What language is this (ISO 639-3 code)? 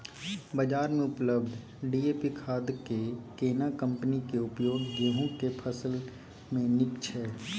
mai